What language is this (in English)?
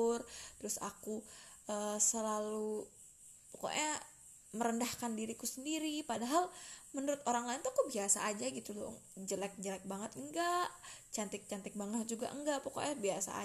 Indonesian